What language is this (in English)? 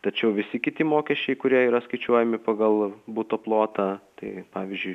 Lithuanian